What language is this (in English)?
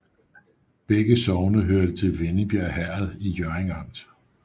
Danish